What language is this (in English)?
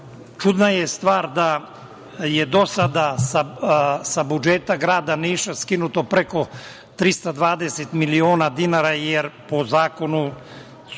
Serbian